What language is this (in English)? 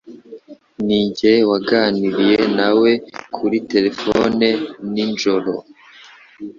Kinyarwanda